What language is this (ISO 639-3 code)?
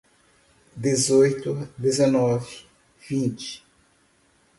por